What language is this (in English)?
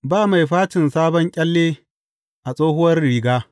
Hausa